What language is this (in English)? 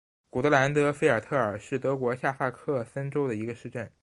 Chinese